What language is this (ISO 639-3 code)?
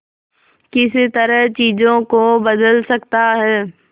hin